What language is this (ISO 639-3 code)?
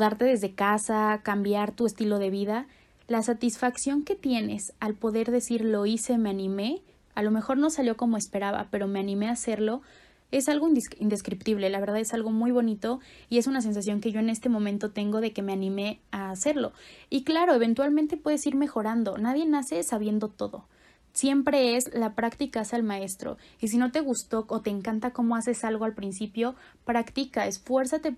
spa